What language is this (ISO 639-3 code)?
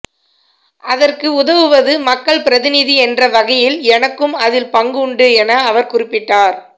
tam